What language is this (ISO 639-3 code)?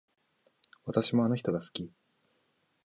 jpn